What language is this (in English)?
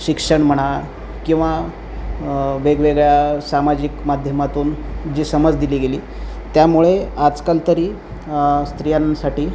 Marathi